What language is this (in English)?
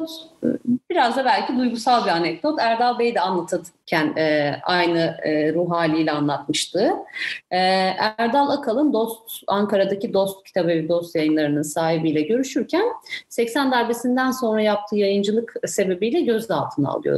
Turkish